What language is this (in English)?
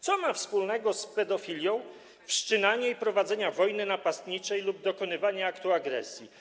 Polish